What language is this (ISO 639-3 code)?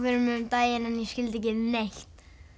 isl